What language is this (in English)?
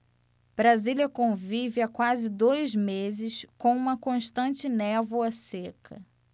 Portuguese